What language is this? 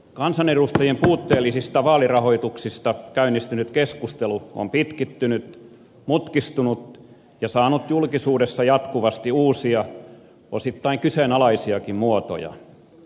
Finnish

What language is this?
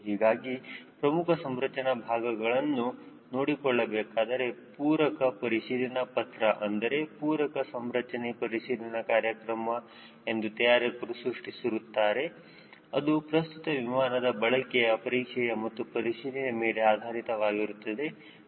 Kannada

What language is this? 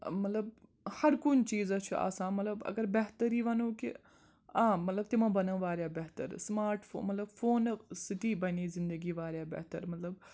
Kashmiri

